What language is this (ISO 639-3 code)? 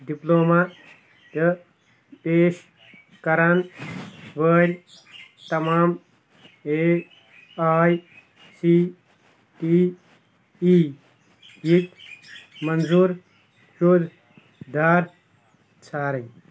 kas